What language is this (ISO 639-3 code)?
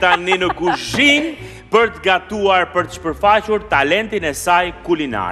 ron